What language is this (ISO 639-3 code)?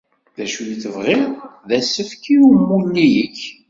kab